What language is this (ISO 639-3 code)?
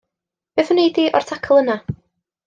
cym